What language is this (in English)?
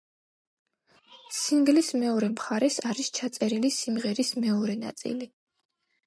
Georgian